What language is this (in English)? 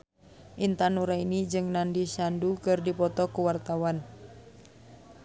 Sundanese